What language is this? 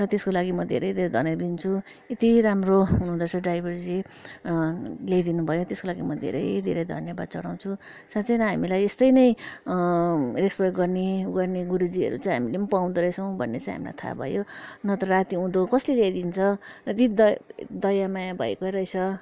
Nepali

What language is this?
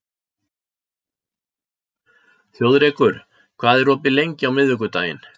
Icelandic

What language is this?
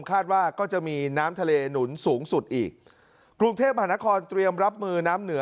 Thai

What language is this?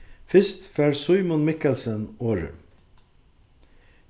Faroese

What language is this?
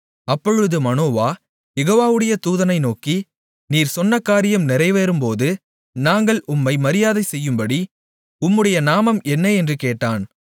Tamil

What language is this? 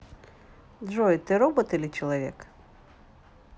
Russian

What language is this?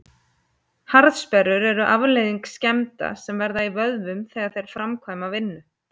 Icelandic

